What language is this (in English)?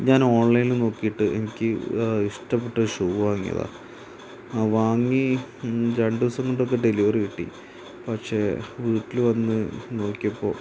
Malayalam